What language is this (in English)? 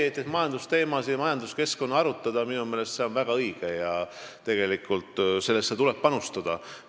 Estonian